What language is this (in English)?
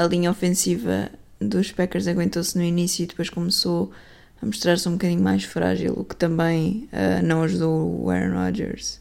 Portuguese